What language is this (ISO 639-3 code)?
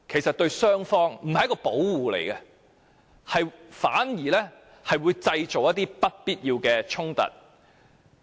yue